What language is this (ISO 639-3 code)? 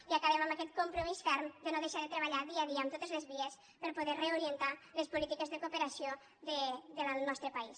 cat